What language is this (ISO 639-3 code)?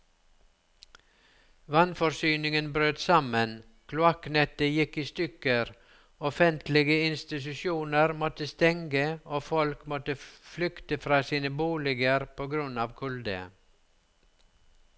nor